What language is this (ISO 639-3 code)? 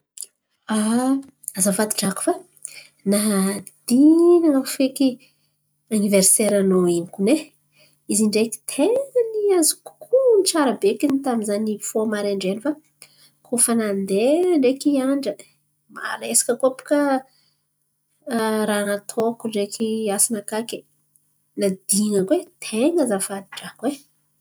xmv